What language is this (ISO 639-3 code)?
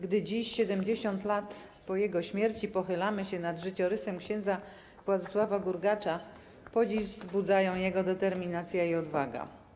pol